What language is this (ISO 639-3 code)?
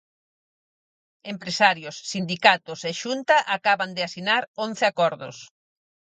glg